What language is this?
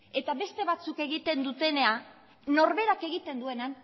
Basque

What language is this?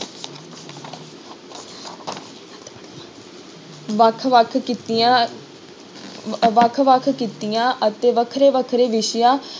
Punjabi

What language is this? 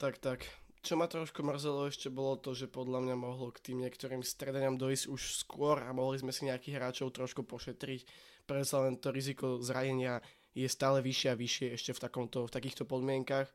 Slovak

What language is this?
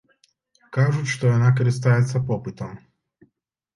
Belarusian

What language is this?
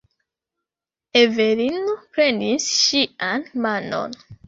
Esperanto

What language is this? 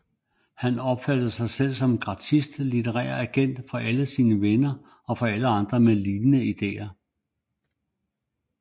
Danish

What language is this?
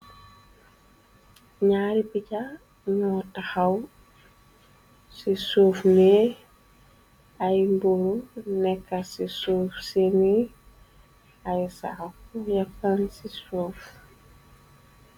Wolof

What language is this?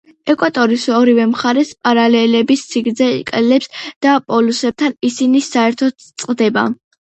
Georgian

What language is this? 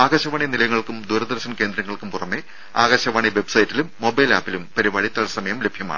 Malayalam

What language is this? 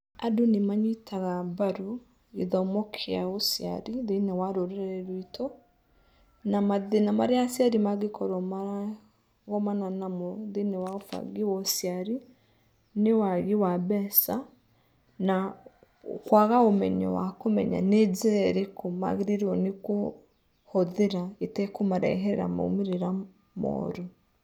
Kikuyu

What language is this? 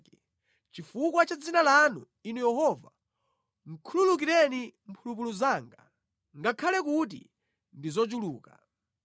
Nyanja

